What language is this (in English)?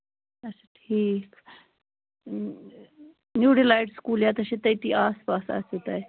Kashmiri